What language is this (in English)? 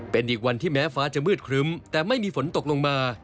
Thai